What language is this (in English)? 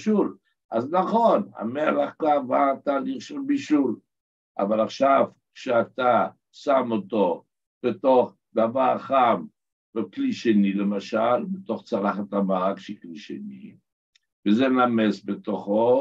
Hebrew